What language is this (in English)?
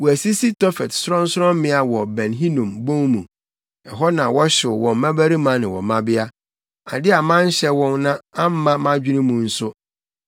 Akan